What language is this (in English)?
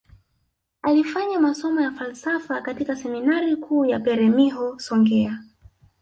Swahili